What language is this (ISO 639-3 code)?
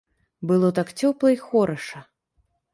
bel